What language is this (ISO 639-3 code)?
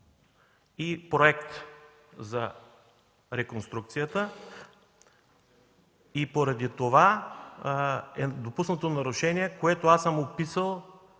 bul